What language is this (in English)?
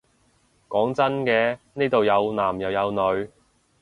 Cantonese